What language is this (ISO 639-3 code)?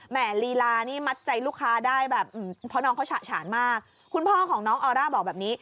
tha